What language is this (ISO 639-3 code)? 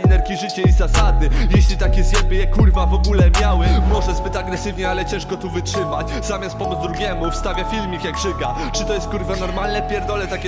pol